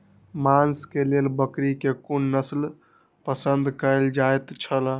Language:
Maithili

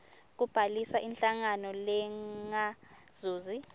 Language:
Swati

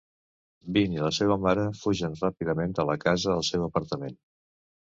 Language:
Catalan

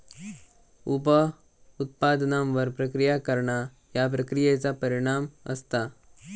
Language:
Marathi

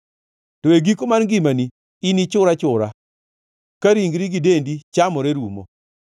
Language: Luo (Kenya and Tanzania)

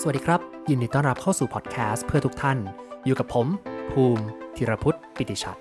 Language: Thai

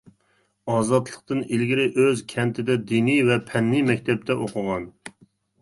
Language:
Uyghur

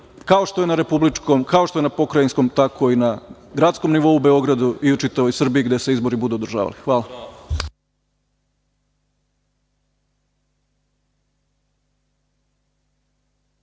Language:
Serbian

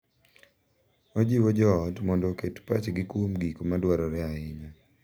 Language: Luo (Kenya and Tanzania)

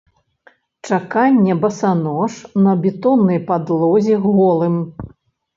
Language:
Belarusian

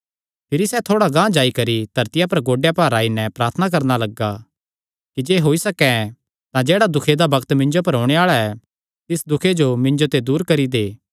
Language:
Kangri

